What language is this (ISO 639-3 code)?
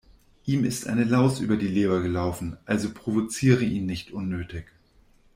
deu